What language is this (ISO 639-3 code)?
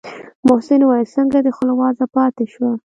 pus